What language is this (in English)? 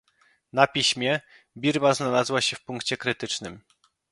Polish